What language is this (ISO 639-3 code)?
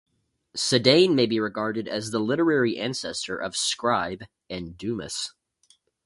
eng